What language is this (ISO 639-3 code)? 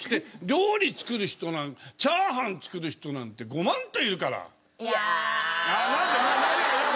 jpn